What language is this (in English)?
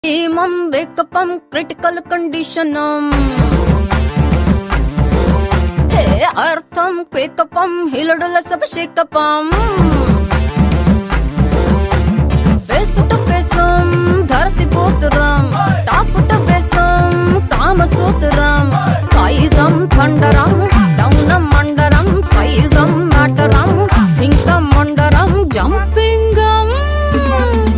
Romanian